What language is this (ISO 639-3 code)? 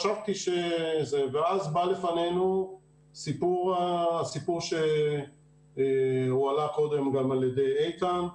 heb